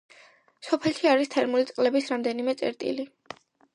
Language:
Georgian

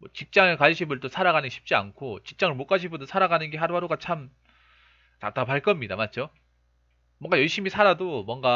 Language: Korean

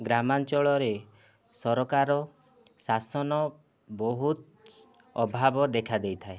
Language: Odia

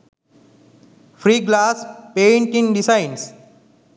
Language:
Sinhala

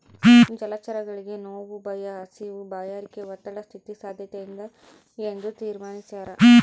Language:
Kannada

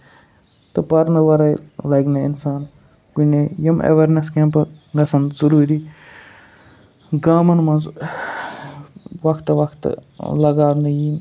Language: Kashmiri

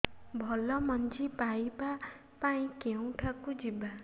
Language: Odia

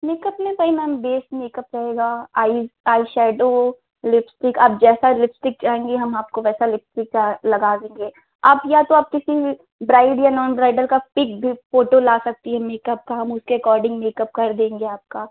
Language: Hindi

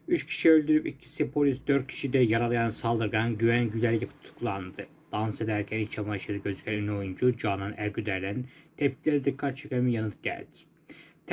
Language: Turkish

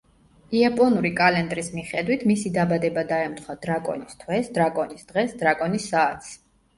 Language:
Georgian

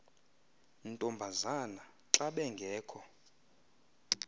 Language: Xhosa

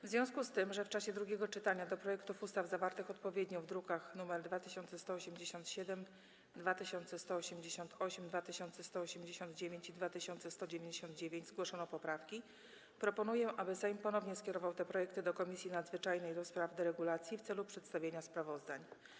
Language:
Polish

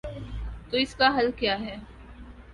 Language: Urdu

